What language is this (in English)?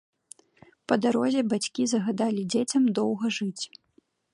Belarusian